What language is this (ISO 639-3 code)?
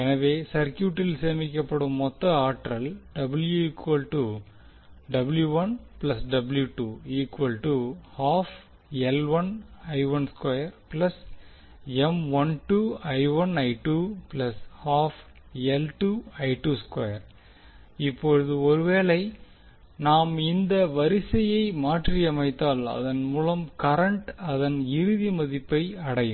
tam